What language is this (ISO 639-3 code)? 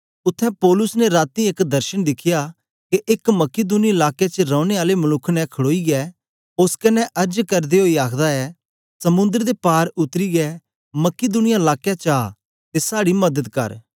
doi